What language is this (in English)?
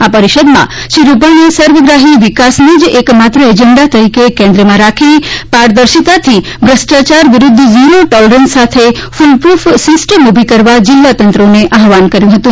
Gujarati